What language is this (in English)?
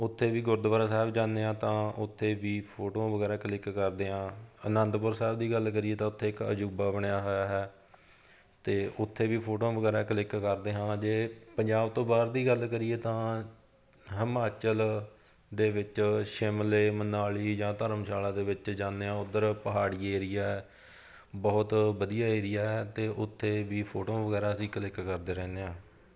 Punjabi